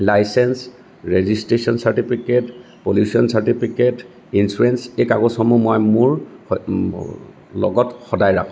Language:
Assamese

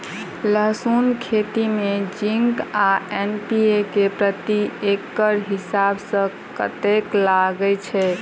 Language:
Maithili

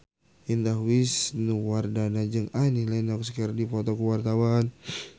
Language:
Sundanese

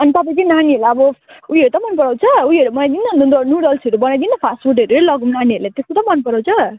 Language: Nepali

